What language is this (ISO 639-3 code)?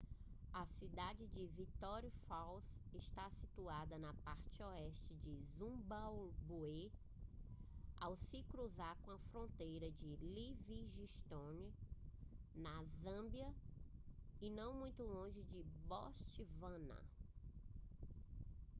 por